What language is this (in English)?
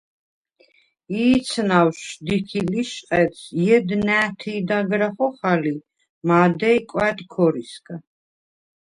Svan